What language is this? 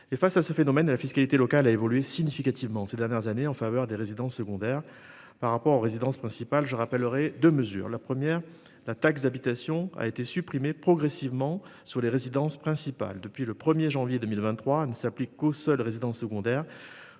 French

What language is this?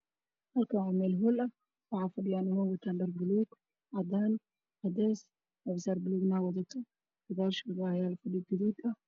Somali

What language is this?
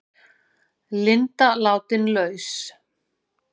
Icelandic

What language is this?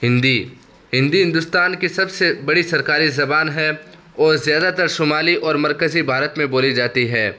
Urdu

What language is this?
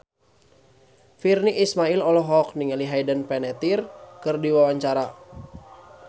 Sundanese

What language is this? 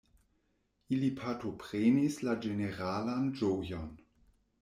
Esperanto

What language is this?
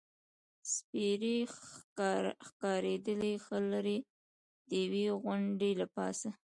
Pashto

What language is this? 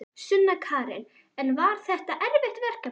Icelandic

